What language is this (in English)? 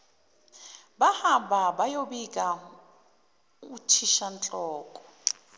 Zulu